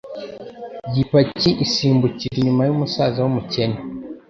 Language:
Kinyarwanda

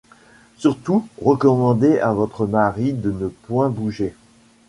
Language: French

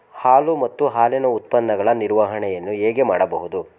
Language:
Kannada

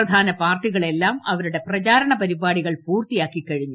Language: Malayalam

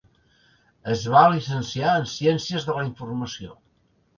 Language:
Catalan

